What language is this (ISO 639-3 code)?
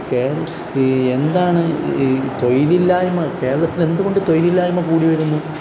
mal